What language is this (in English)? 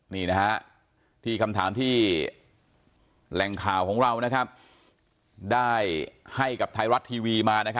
Thai